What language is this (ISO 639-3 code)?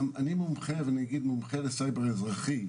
heb